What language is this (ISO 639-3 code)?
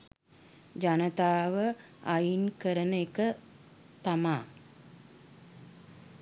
sin